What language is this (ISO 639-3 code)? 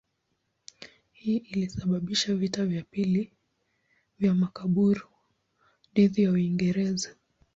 swa